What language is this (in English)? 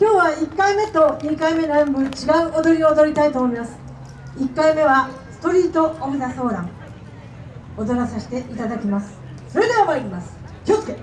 Japanese